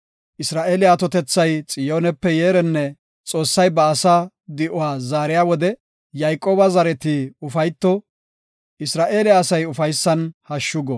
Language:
Gofa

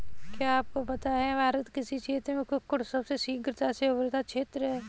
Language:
Hindi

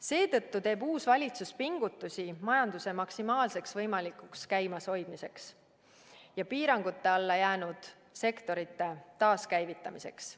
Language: Estonian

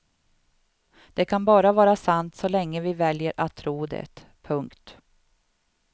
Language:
Swedish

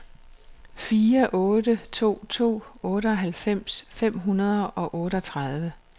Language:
Danish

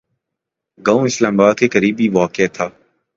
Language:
Urdu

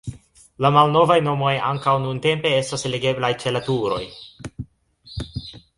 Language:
Esperanto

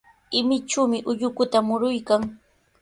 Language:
Sihuas Ancash Quechua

